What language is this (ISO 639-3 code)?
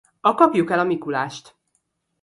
hun